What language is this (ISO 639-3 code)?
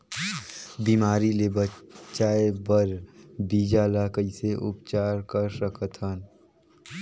hne